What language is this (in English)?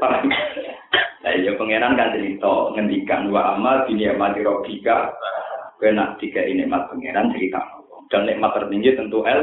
Indonesian